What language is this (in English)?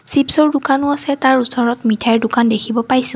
Assamese